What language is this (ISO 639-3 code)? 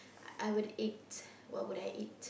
eng